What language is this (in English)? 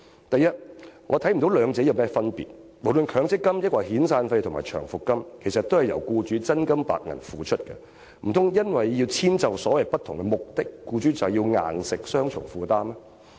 Cantonese